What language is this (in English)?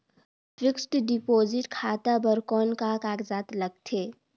Chhattisgarhi